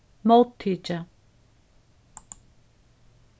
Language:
Faroese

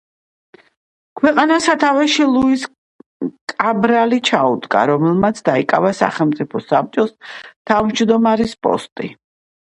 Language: Georgian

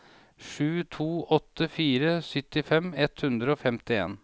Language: Norwegian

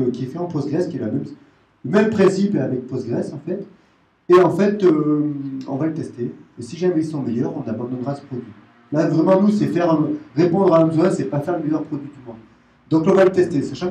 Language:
French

